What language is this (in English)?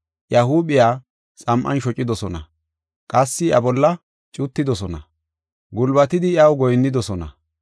Gofa